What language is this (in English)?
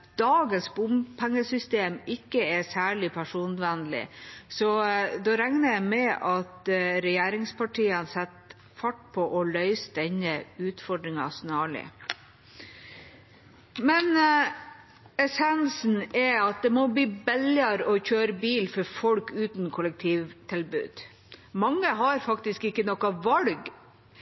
Norwegian Bokmål